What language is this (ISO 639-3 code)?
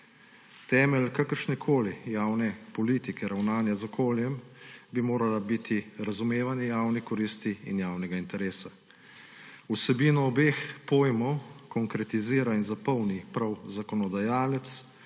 slv